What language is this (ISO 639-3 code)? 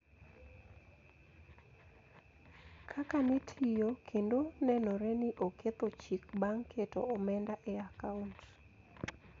luo